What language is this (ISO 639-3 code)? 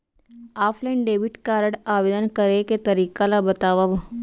hne